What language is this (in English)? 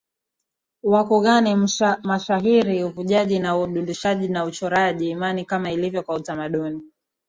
Swahili